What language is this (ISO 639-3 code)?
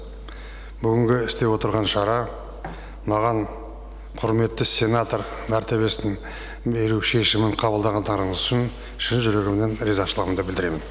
kaz